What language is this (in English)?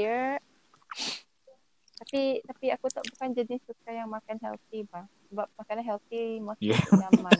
Malay